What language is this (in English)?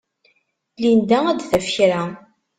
Kabyle